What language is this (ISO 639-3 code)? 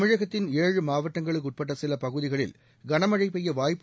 tam